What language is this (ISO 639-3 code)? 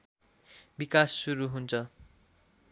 nep